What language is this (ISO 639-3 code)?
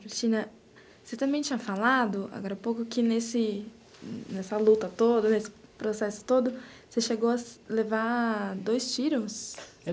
por